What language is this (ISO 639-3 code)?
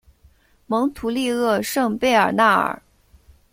zho